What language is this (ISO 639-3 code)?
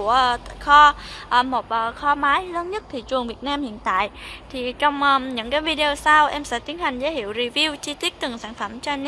vie